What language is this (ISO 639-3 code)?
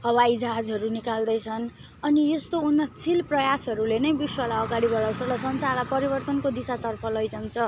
nep